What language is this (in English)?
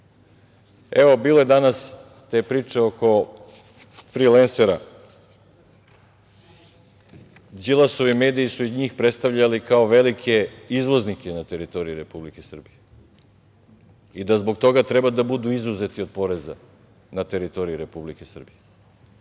Serbian